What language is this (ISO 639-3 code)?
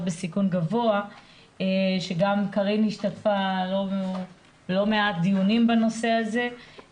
heb